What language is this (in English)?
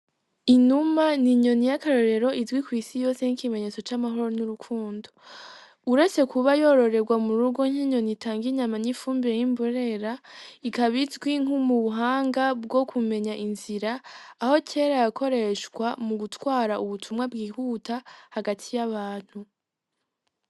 Rundi